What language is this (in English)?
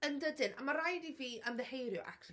Welsh